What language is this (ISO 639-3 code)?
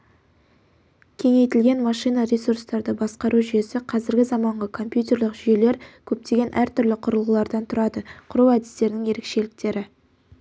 kaz